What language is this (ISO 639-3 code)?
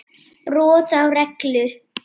isl